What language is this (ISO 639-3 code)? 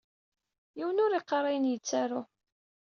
kab